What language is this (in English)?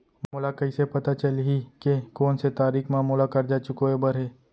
Chhattisgarhi